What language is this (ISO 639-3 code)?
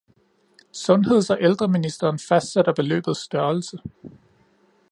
dan